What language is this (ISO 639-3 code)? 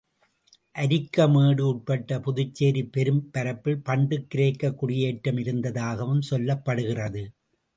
tam